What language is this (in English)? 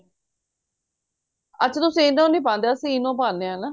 Punjabi